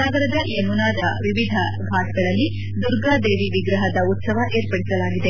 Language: Kannada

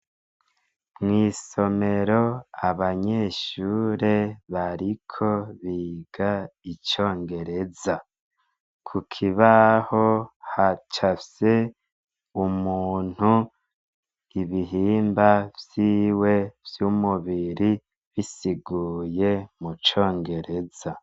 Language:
Rundi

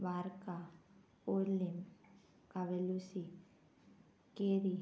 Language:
Konkani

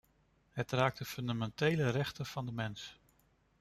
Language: Dutch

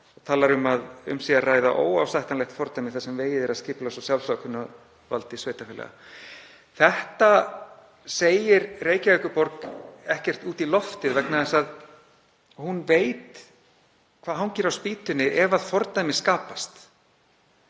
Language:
Icelandic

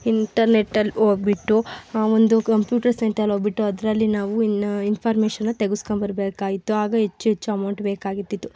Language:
Kannada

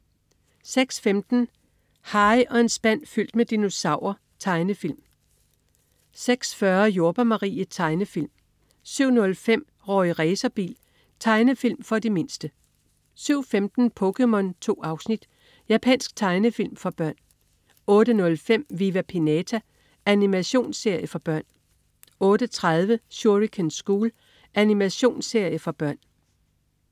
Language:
Danish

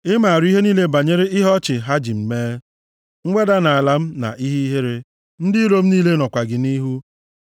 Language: Igbo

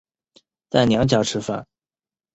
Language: Chinese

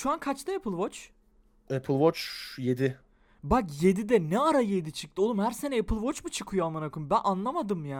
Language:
Turkish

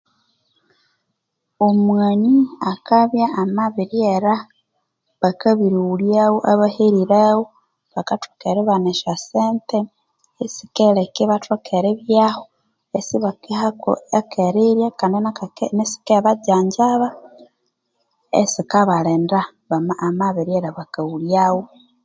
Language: Konzo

